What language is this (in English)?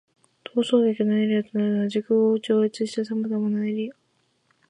Japanese